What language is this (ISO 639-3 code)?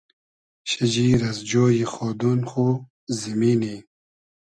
haz